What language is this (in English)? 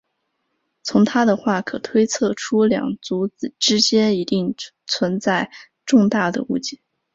Chinese